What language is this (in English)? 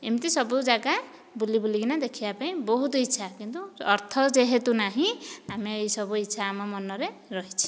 Odia